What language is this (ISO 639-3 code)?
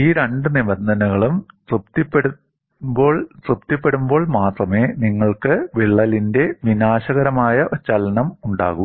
mal